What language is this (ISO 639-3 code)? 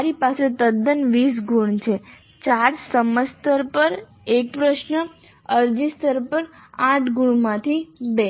guj